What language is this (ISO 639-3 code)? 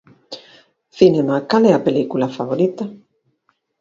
glg